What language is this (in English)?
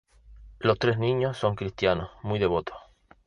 Spanish